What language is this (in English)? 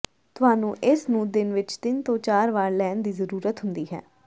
Punjabi